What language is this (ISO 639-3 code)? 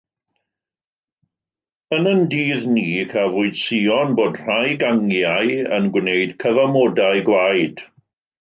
cym